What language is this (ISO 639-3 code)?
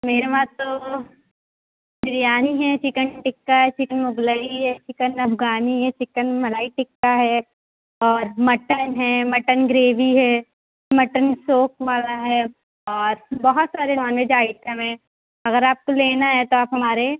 urd